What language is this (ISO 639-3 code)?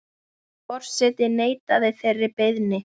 isl